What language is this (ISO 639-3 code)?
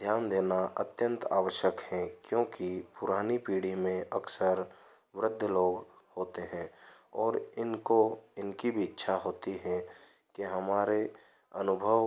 hin